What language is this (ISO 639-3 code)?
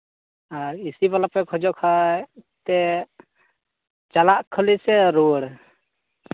sat